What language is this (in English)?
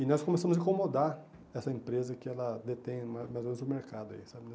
Portuguese